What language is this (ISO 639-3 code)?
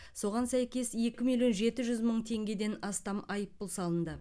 kaz